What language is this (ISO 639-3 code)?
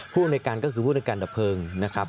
tha